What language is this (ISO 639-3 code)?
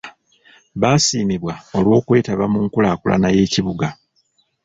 lug